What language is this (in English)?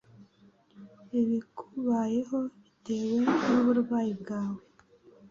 Kinyarwanda